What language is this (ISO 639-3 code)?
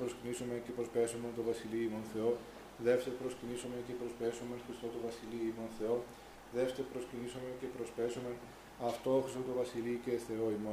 ell